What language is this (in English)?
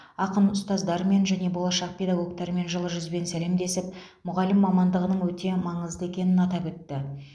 Kazakh